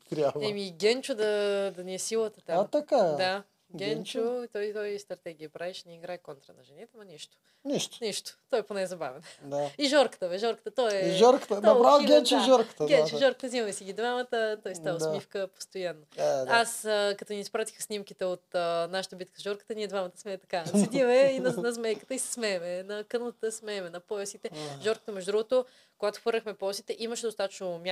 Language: Bulgarian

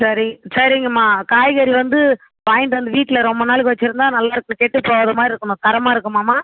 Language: Tamil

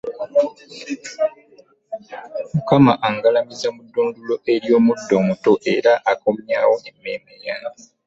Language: Ganda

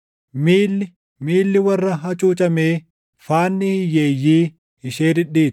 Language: Oromo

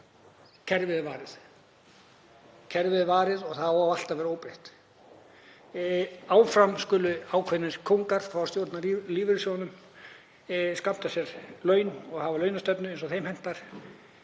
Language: Icelandic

